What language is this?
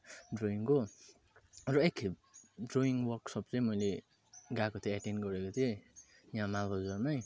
Nepali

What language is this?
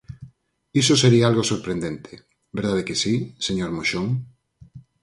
Galician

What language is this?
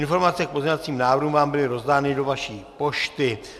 Czech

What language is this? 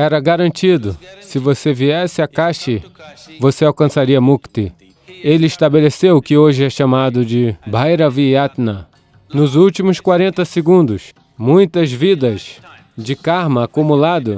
Portuguese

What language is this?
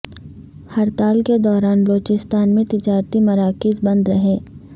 Urdu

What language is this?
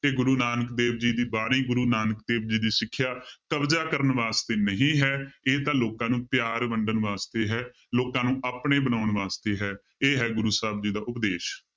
Punjabi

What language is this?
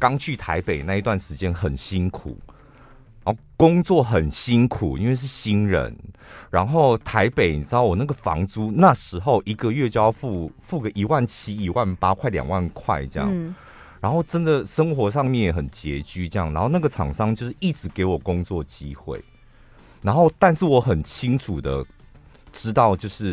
Chinese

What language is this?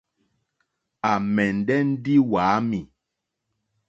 Mokpwe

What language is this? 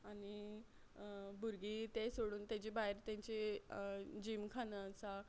Konkani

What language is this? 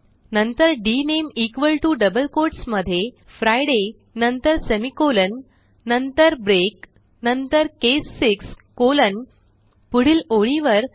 Marathi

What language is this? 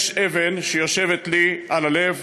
Hebrew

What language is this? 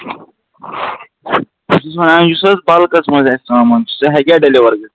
Kashmiri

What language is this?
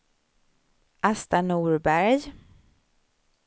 Swedish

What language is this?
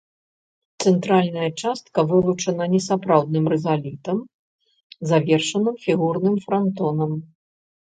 Belarusian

